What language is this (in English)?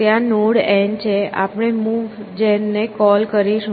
Gujarati